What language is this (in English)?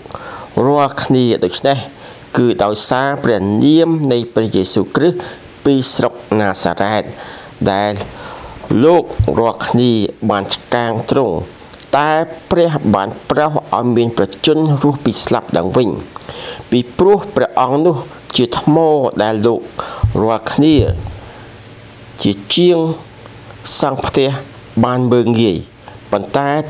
Thai